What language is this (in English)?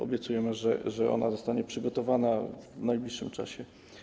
Polish